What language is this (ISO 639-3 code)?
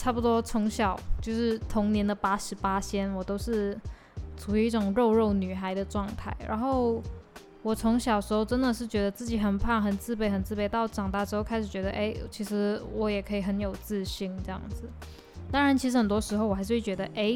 zho